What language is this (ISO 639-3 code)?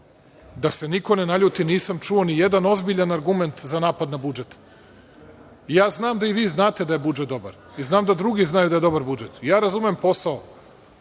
srp